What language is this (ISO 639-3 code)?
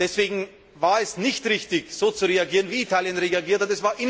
deu